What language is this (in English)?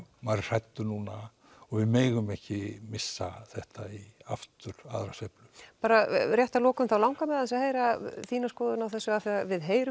Icelandic